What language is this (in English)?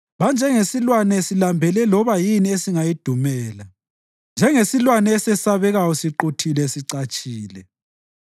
North Ndebele